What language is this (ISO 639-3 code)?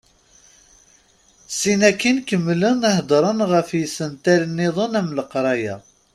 kab